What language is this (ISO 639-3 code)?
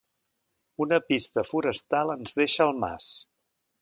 cat